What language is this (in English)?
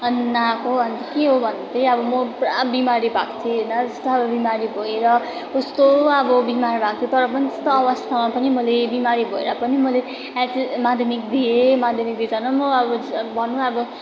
Nepali